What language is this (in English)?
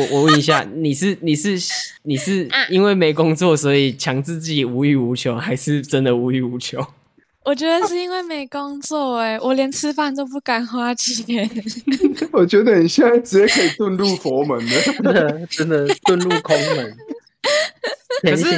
Chinese